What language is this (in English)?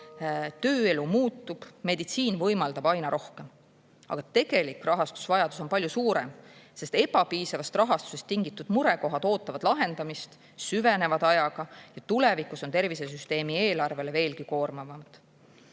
Estonian